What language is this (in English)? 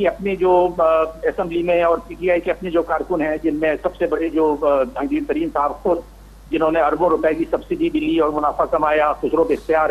Hindi